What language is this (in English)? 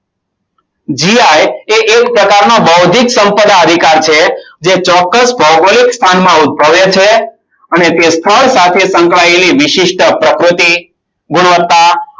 Gujarati